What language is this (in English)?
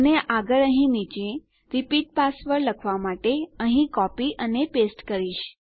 Gujarati